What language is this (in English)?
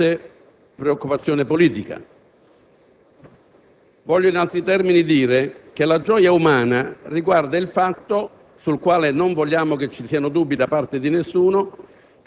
Italian